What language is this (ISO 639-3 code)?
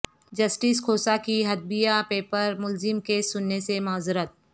urd